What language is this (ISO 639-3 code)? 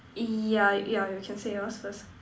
eng